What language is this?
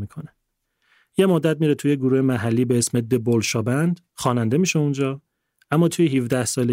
Persian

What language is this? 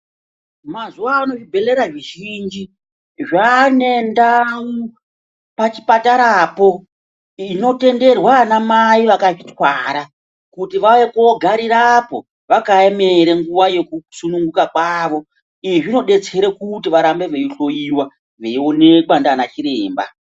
Ndau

